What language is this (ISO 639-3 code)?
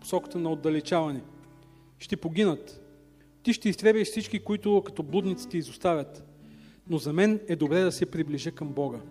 bul